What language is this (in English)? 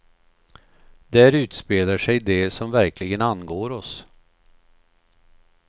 Swedish